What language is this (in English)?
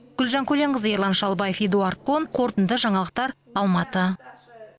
Kazakh